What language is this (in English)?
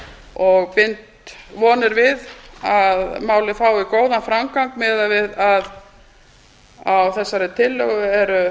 Icelandic